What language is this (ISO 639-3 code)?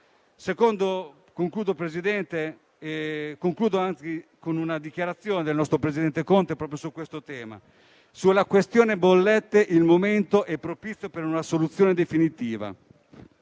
ita